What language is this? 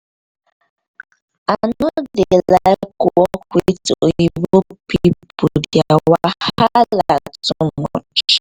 Nigerian Pidgin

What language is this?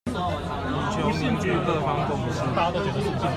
Chinese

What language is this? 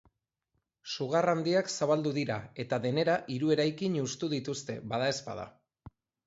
Basque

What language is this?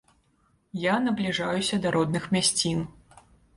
Belarusian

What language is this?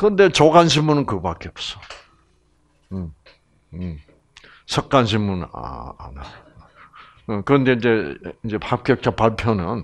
Korean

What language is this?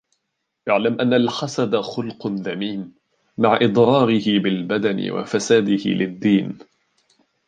Arabic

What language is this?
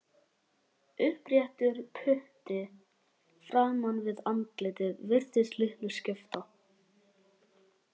Icelandic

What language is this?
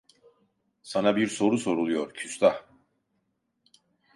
Turkish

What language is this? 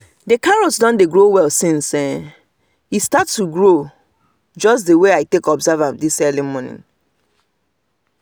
Nigerian Pidgin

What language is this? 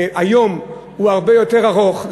Hebrew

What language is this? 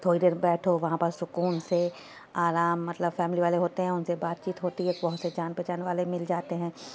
Urdu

